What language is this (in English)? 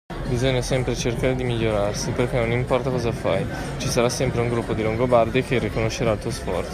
Italian